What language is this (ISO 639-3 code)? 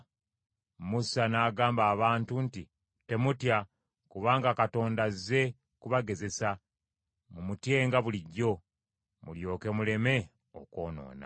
lug